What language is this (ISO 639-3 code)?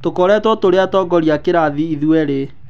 kik